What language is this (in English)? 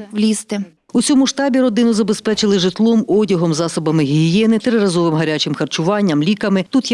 Ukrainian